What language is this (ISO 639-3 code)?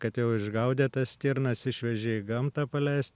lit